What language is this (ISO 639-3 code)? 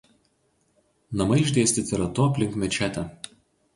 lit